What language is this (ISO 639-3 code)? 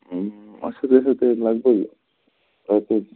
kas